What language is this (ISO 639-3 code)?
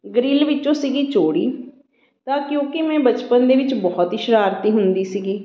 pan